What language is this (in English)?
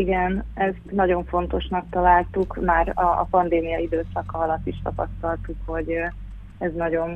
Hungarian